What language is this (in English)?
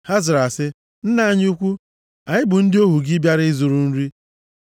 Igbo